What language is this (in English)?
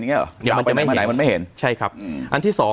Thai